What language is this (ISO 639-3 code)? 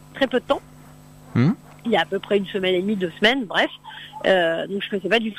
fra